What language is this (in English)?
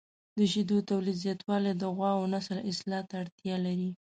Pashto